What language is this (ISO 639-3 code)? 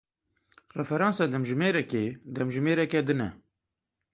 kur